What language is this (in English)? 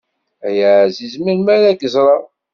Kabyle